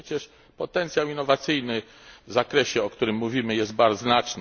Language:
Polish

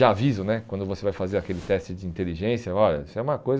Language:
Portuguese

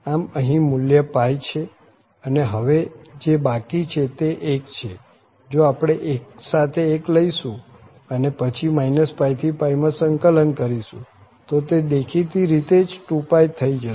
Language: Gujarati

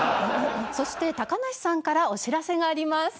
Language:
Japanese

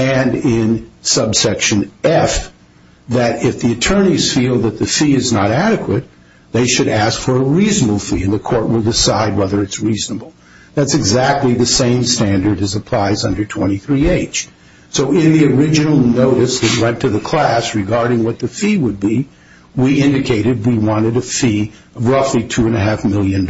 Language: English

